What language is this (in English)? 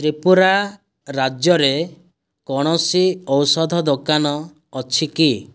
Odia